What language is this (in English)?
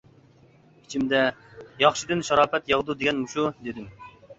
Uyghur